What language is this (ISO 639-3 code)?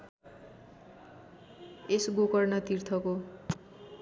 nep